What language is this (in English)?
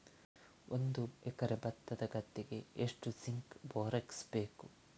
Kannada